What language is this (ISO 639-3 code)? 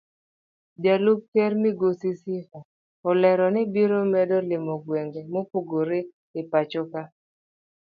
luo